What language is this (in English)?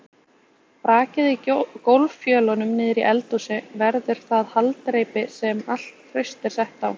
Icelandic